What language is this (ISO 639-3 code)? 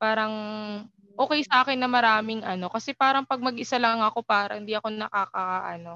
fil